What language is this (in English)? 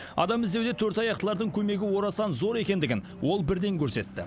Kazakh